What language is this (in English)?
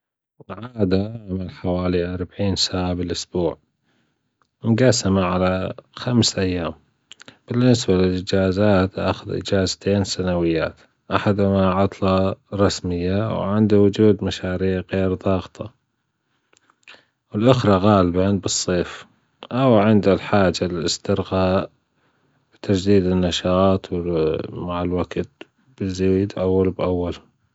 Gulf Arabic